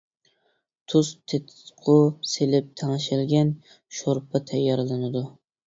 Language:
Uyghur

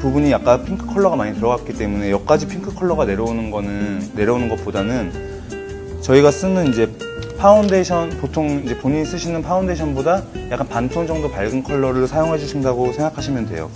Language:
Korean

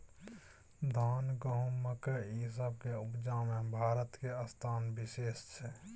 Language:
Maithili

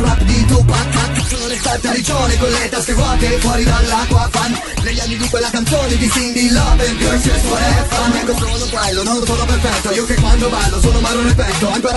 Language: Spanish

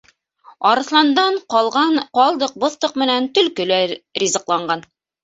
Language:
Bashkir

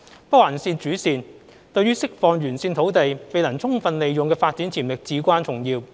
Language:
Cantonese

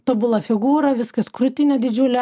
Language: Lithuanian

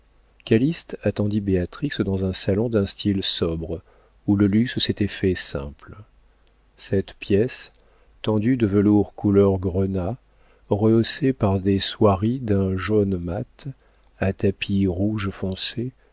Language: French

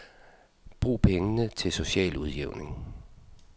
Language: Danish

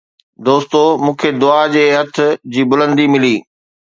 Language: Sindhi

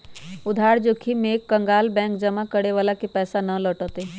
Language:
Magahi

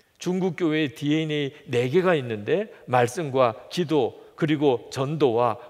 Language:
Korean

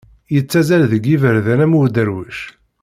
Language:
Kabyle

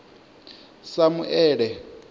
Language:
Venda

